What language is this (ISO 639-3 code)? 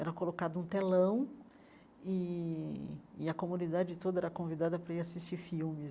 por